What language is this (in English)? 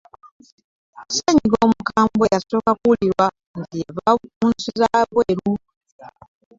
Ganda